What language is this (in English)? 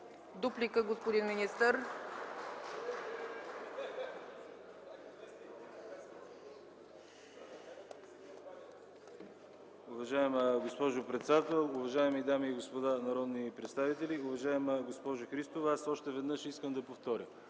Bulgarian